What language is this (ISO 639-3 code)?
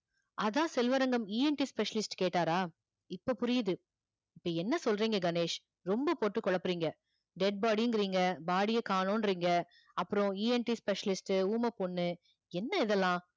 tam